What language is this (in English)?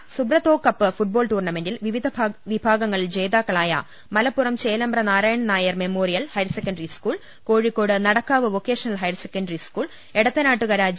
Malayalam